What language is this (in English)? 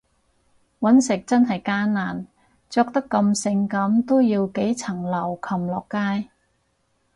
Cantonese